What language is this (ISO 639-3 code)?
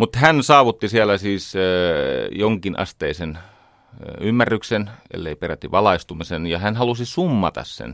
fin